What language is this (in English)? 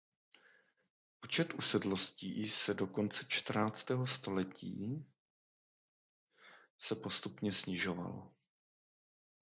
Czech